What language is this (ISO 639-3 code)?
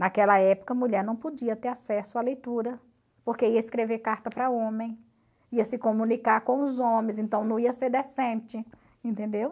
por